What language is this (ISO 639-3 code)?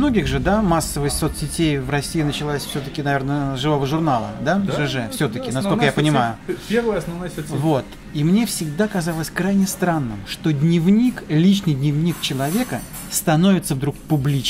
rus